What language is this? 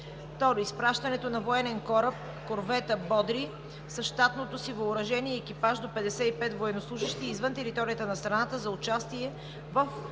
Bulgarian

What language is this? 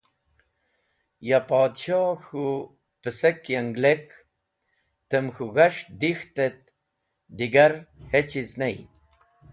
Wakhi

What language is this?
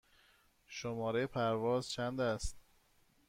Persian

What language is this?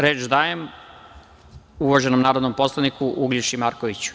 Serbian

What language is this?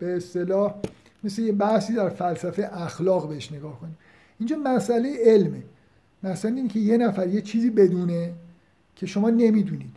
Persian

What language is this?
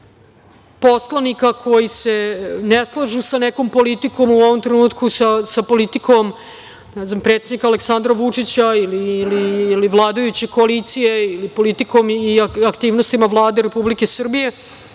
Serbian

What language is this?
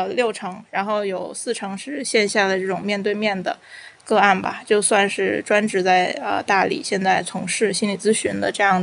Chinese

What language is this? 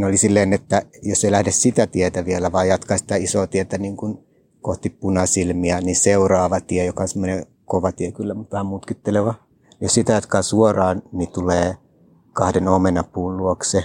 Finnish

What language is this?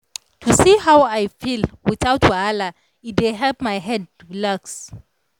Nigerian Pidgin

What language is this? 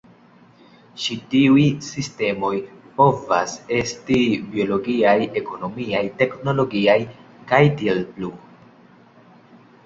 Esperanto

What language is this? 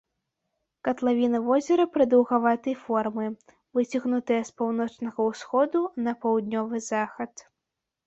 Belarusian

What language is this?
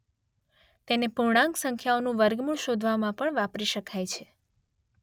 Gujarati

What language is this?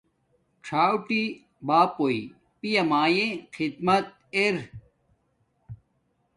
Domaaki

